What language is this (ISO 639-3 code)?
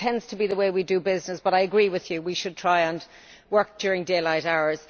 eng